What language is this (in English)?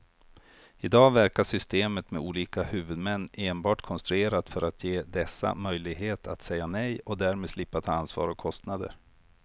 Swedish